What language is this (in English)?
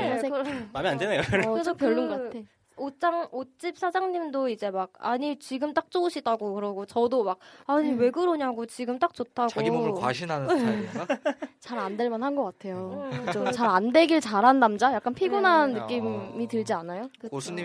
Korean